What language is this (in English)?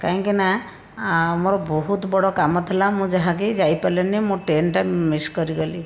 Odia